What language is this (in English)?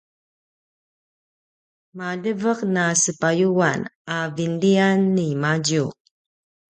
Paiwan